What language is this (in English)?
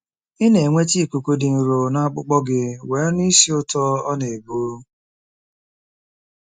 Igbo